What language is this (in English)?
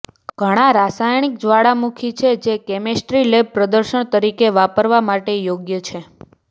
Gujarati